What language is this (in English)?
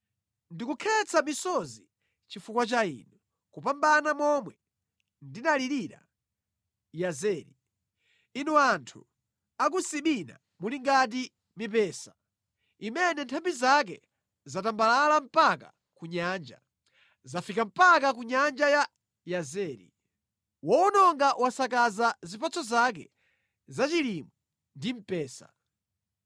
Nyanja